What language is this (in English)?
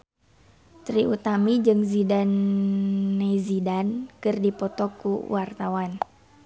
Sundanese